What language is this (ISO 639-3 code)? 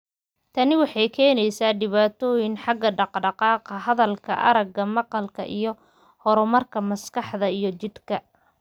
som